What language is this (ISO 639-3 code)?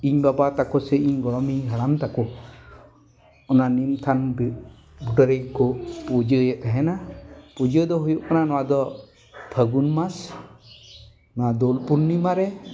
sat